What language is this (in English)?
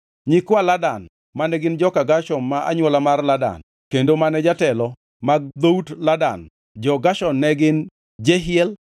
Luo (Kenya and Tanzania)